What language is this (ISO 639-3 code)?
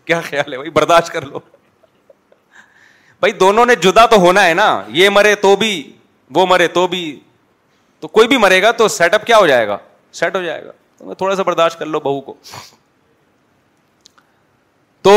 urd